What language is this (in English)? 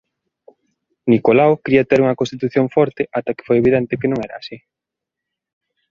Galician